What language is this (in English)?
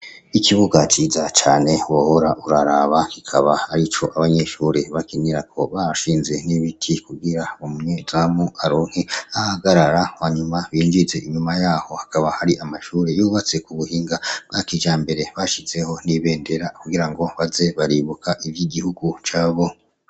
Rundi